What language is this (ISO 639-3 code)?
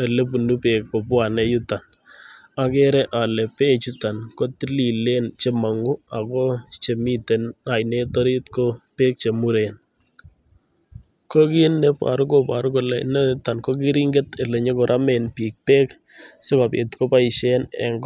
kln